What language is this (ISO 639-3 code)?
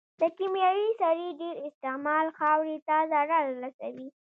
pus